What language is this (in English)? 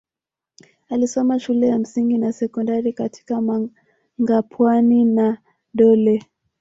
Swahili